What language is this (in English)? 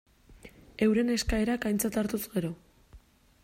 Basque